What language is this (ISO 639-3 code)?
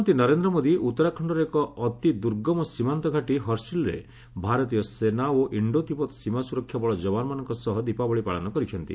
ori